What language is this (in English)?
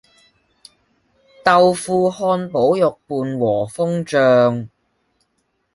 Cantonese